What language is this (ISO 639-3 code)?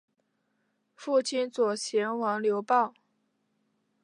zho